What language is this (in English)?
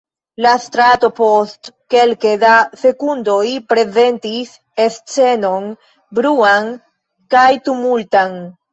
Esperanto